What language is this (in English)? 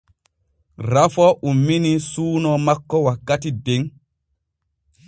Borgu Fulfulde